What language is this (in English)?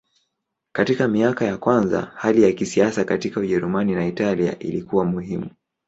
Swahili